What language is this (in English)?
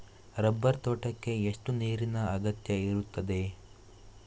Kannada